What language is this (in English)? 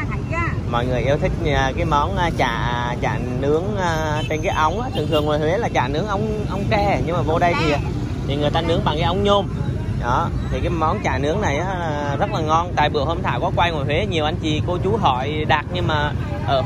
Vietnamese